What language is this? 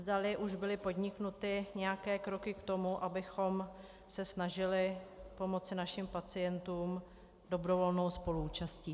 Czech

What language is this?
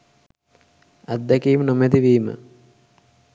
Sinhala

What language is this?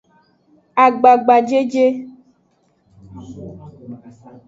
Aja (Benin)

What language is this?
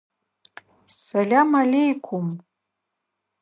Adyghe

